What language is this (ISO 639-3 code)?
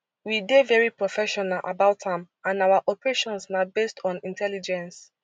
pcm